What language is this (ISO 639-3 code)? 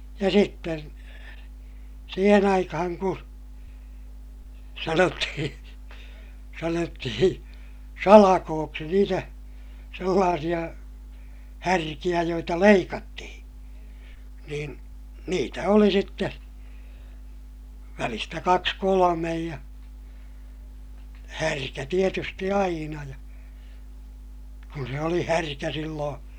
fin